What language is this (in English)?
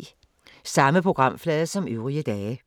Danish